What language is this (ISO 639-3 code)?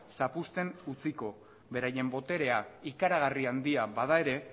eus